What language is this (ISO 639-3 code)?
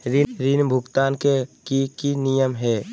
mag